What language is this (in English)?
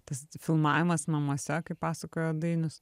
Lithuanian